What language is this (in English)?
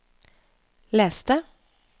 Norwegian